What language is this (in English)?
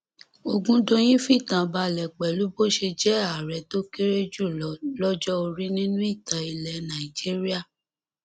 Yoruba